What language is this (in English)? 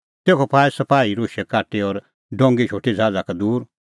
Kullu Pahari